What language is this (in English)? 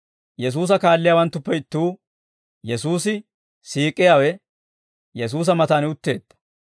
Dawro